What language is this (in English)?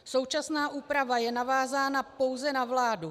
Czech